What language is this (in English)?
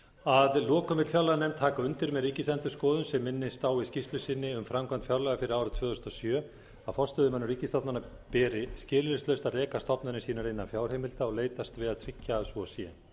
Icelandic